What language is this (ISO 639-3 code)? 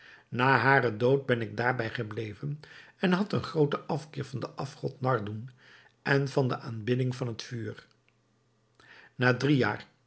nld